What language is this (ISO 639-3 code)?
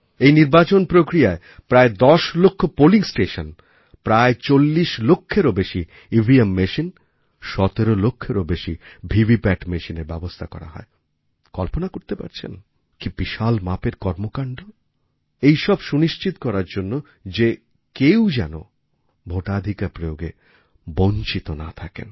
ben